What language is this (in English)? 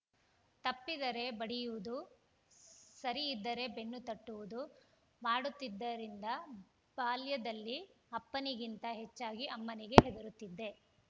Kannada